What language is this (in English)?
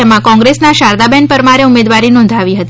Gujarati